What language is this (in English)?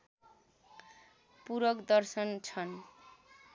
Nepali